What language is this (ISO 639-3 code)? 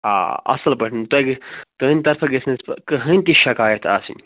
kas